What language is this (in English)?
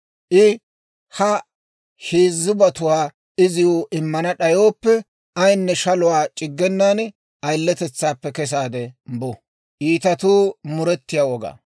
Dawro